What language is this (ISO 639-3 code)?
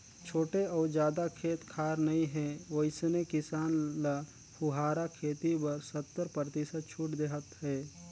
hne